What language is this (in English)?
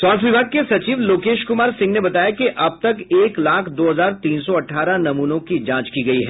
Hindi